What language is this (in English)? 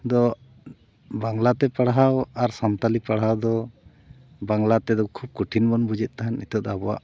Santali